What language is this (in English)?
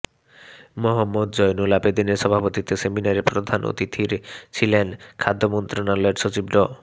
Bangla